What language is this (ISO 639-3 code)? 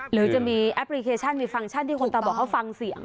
tha